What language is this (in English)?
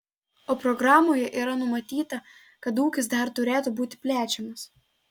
Lithuanian